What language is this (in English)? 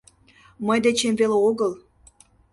Mari